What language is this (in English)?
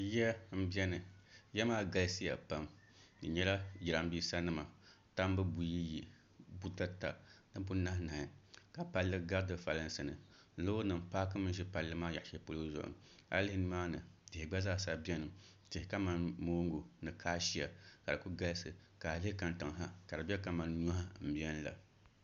Dagbani